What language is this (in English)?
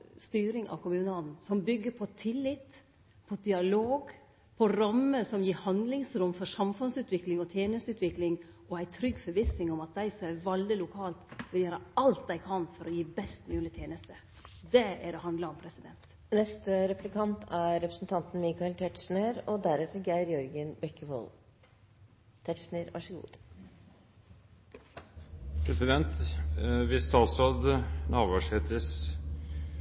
Norwegian